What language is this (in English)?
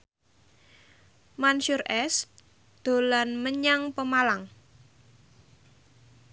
Javanese